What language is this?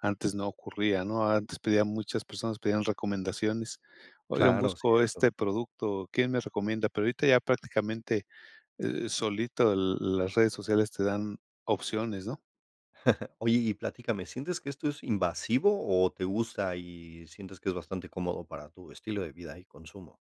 Spanish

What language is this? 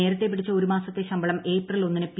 Malayalam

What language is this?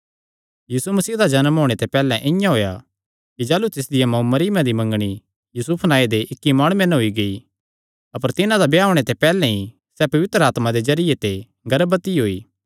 Kangri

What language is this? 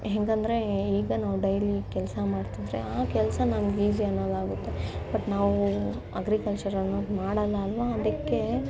Kannada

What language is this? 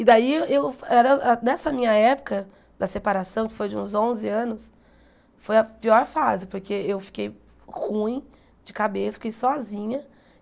Portuguese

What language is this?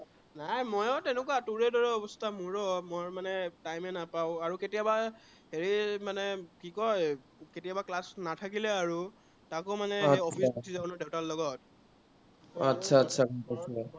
Assamese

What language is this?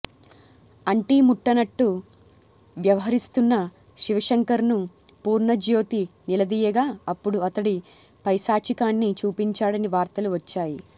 Telugu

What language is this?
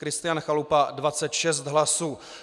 Czech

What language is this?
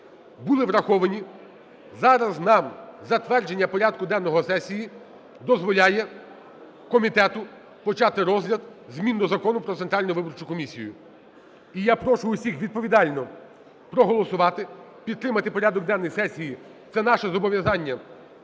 Ukrainian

